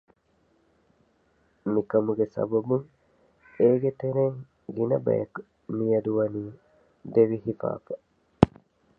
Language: Divehi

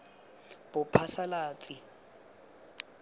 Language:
Tswana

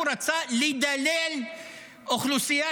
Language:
Hebrew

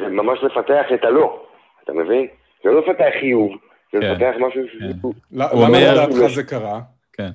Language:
Hebrew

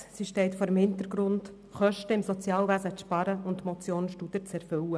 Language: Swiss German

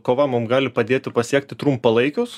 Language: Lithuanian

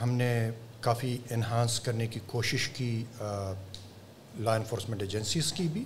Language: Urdu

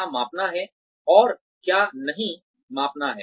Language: Hindi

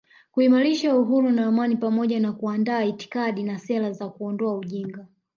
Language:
Swahili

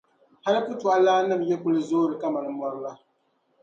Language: Dagbani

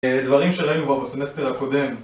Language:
Hebrew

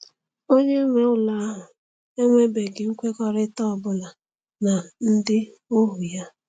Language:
Igbo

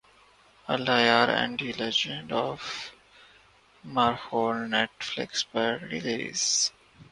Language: Urdu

